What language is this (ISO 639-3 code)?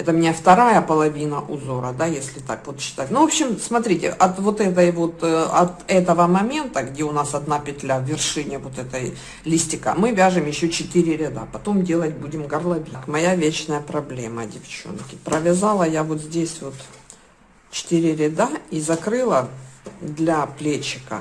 rus